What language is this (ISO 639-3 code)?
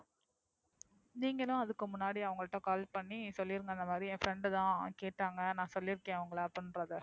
tam